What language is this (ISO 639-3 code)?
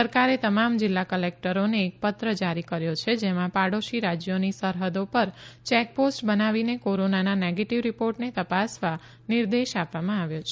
guj